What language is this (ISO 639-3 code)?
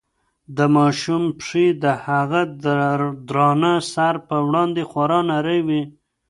pus